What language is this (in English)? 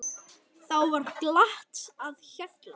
Icelandic